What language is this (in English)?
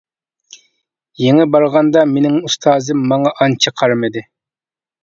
Uyghur